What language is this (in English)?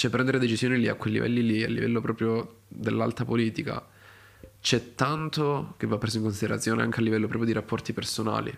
Italian